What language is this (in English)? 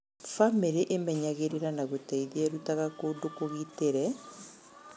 Kikuyu